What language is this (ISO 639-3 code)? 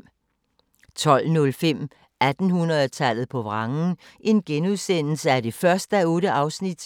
dan